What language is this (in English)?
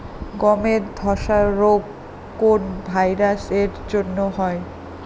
Bangla